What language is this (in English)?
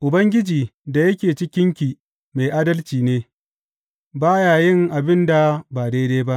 Hausa